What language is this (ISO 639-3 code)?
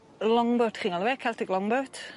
cym